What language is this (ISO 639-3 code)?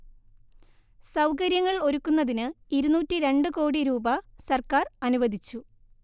mal